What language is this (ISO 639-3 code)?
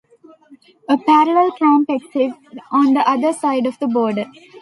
eng